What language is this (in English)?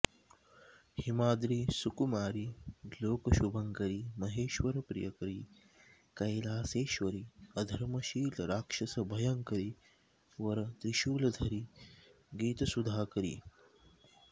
Sanskrit